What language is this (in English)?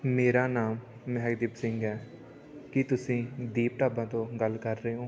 Punjabi